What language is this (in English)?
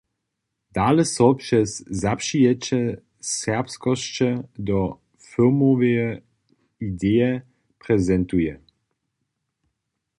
Upper Sorbian